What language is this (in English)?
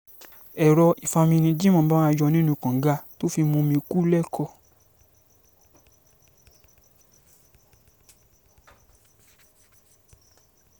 Yoruba